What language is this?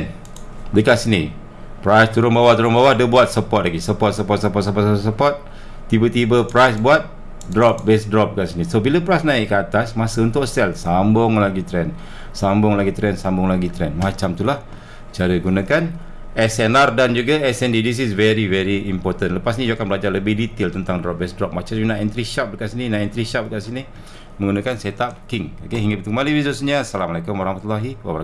Malay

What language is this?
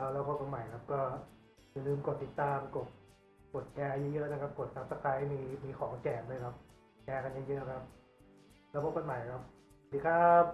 Thai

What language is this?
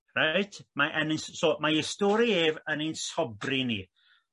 Welsh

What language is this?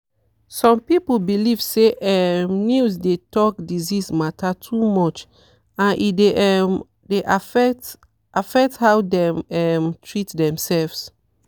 Nigerian Pidgin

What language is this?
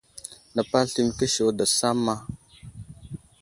Wuzlam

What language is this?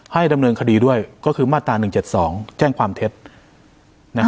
Thai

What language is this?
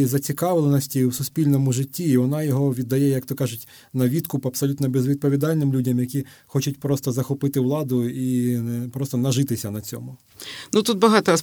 Ukrainian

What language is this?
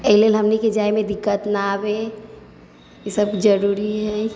Maithili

